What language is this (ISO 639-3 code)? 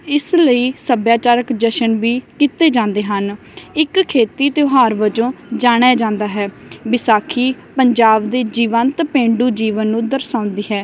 pan